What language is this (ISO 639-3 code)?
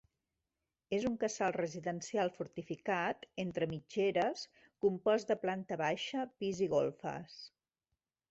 cat